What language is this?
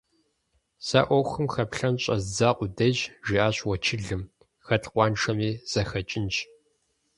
Kabardian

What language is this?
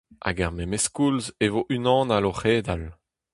Breton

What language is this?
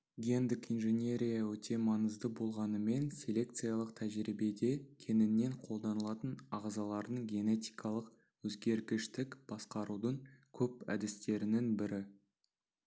Kazakh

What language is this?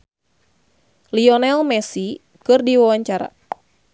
Sundanese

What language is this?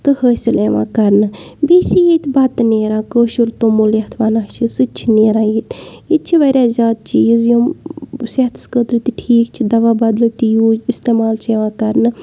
Kashmiri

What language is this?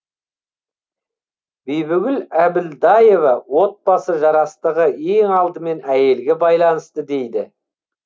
Kazakh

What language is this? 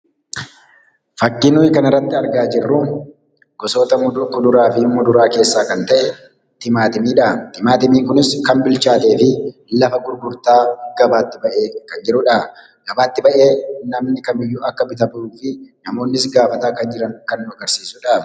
Oromo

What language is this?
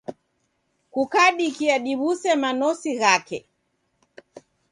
Taita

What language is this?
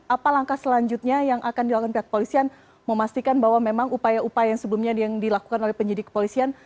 Indonesian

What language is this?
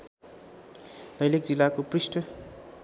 Nepali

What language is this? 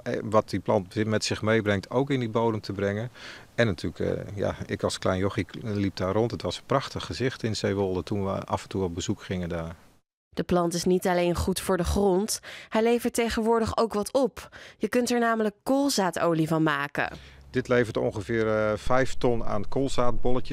Dutch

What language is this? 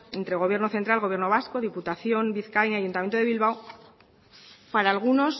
Spanish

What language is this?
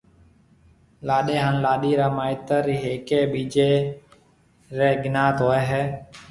Marwari (Pakistan)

